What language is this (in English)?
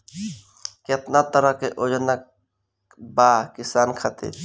Bhojpuri